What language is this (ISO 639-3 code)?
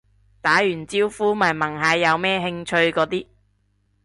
yue